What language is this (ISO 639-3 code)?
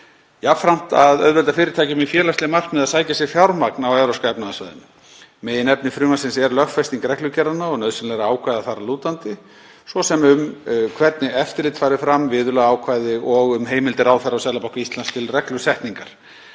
isl